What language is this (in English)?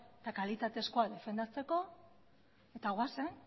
Basque